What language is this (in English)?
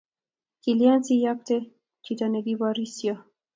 Kalenjin